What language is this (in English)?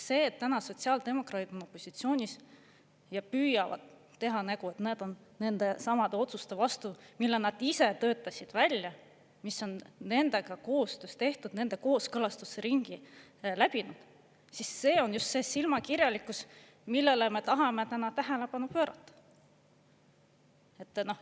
Estonian